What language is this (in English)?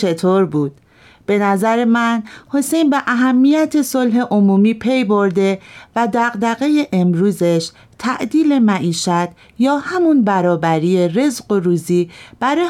Persian